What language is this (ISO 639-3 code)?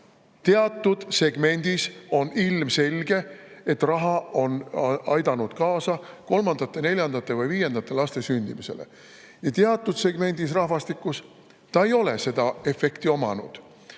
est